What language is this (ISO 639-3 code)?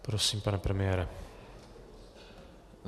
ces